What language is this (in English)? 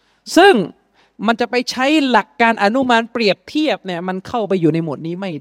Thai